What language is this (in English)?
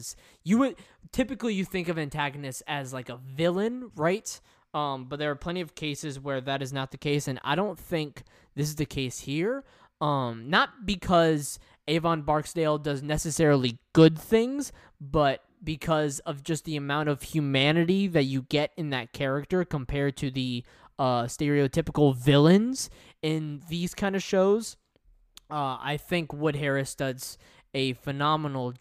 English